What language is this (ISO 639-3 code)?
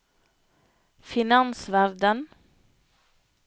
nor